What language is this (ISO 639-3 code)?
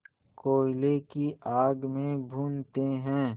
hin